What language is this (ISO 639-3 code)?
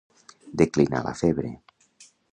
cat